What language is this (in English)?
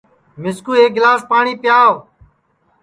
Sansi